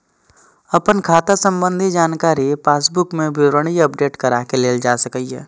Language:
Maithili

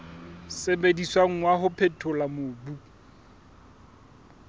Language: Southern Sotho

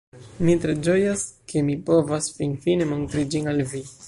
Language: Esperanto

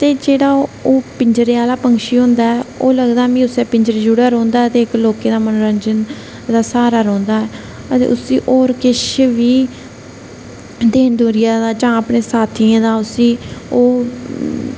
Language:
Dogri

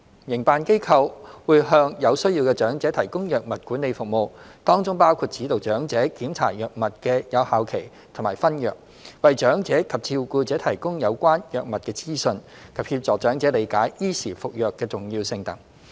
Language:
Cantonese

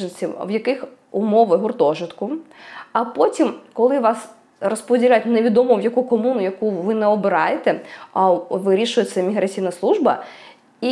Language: Ukrainian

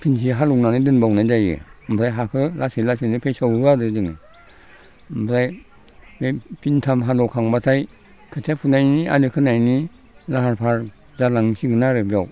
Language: Bodo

